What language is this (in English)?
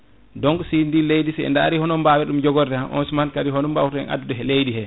Fula